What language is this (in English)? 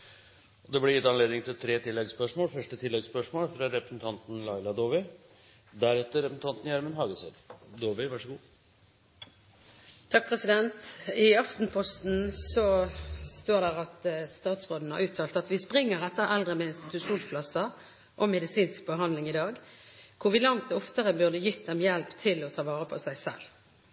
Norwegian